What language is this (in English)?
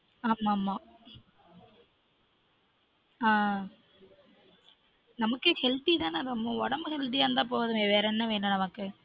Tamil